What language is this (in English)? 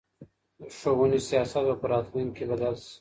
Pashto